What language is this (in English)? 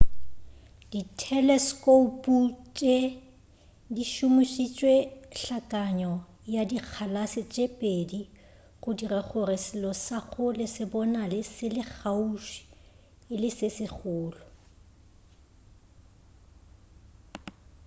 Northern Sotho